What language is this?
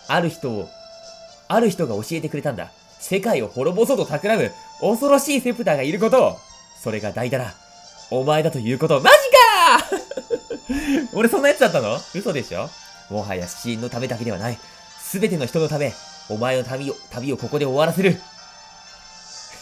Japanese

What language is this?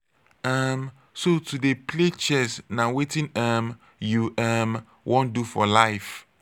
Nigerian Pidgin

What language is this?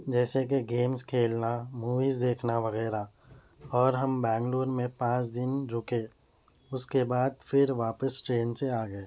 Urdu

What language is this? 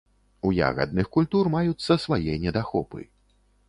Belarusian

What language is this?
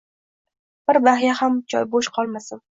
Uzbek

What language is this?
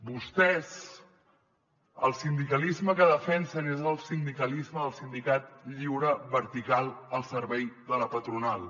Catalan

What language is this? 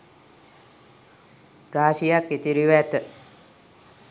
Sinhala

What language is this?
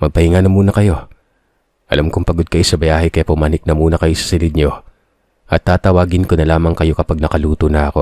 Filipino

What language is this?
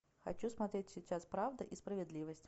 Russian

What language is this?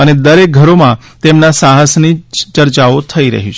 Gujarati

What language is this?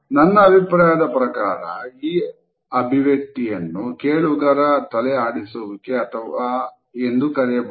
Kannada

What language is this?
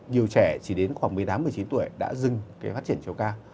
Vietnamese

